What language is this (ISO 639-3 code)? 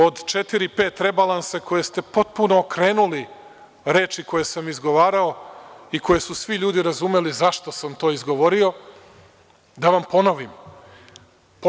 srp